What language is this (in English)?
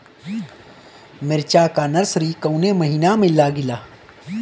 Bhojpuri